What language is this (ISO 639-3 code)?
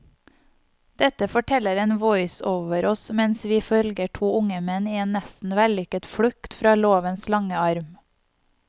nor